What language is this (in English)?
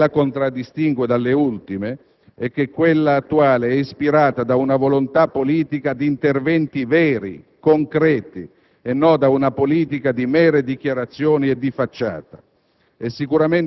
Italian